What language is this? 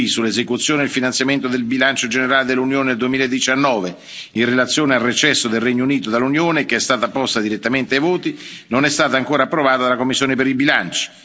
Italian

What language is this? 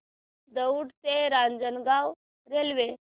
Marathi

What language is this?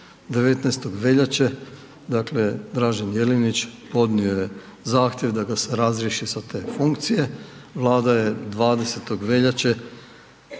Croatian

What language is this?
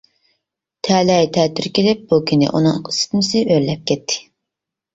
Uyghur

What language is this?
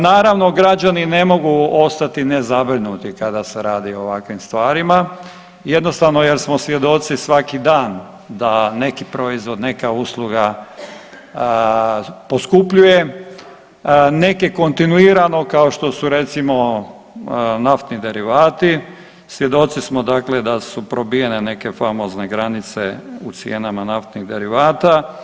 Croatian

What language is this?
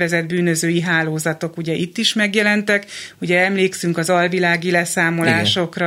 Hungarian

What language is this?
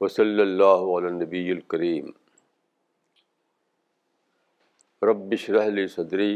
Urdu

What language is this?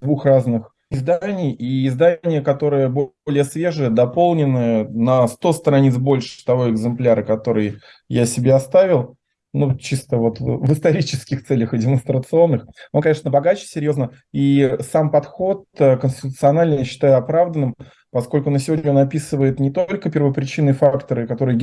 Russian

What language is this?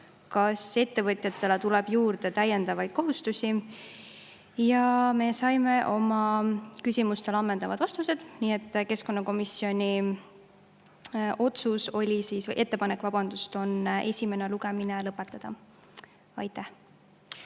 Estonian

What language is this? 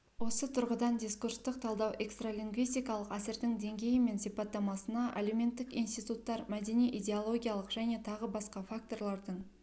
Kazakh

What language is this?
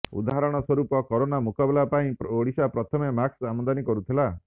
Odia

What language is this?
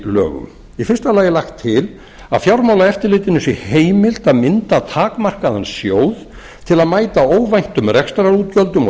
Icelandic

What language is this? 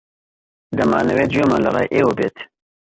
Central Kurdish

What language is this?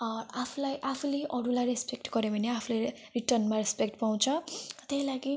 Nepali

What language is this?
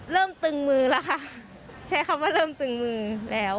Thai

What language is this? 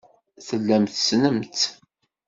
Kabyle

